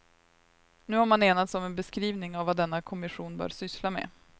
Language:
Swedish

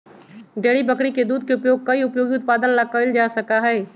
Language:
Magahi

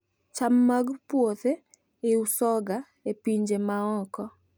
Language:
Luo (Kenya and Tanzania)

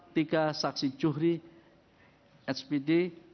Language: Indonesian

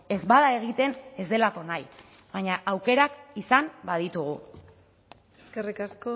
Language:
Basque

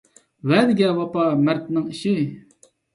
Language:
Uyghur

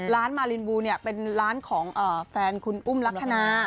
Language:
Thai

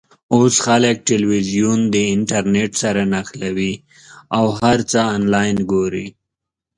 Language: Pashto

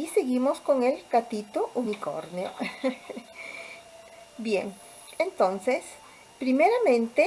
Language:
Spanish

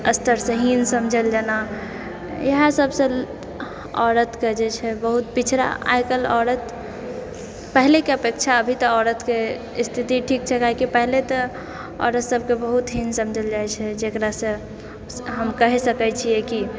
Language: Maithili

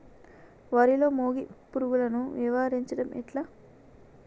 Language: Telugu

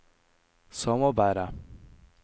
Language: Norwegian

